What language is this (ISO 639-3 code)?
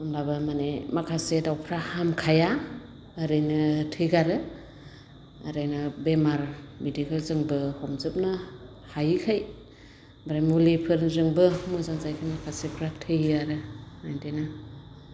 brx